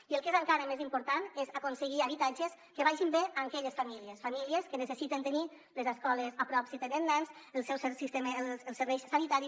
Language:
Catalan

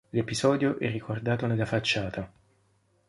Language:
Italian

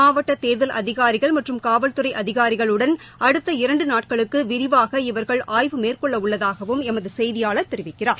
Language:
Tamil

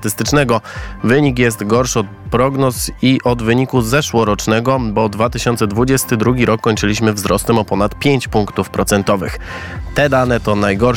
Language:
Polish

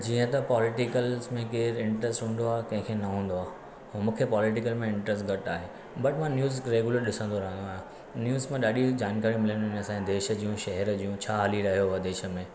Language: Sindhi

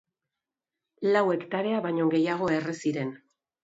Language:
Basque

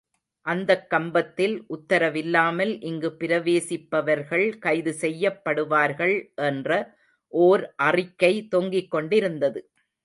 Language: Tamil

